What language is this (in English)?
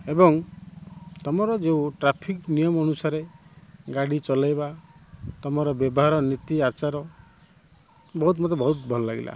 Odia